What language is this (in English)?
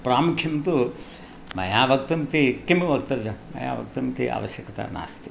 Sanskrit